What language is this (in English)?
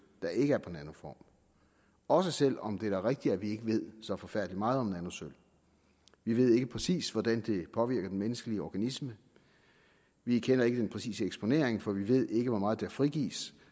Danish